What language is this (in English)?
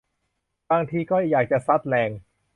Thai